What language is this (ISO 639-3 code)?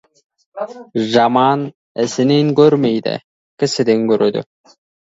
kaz